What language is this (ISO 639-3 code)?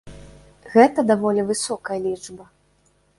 bel